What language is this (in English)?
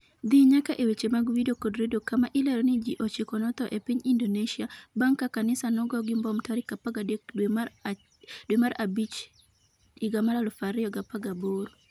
Luo (Kenya and Tanzania)